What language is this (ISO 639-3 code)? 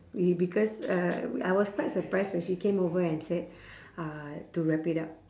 eng